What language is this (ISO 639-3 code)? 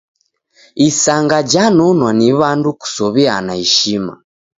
dav